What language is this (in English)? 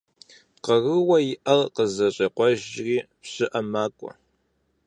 Kabardian